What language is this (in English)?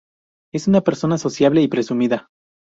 Spanish